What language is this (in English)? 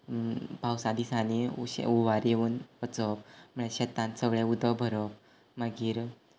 Konkani